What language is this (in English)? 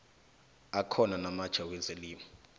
South Ndebele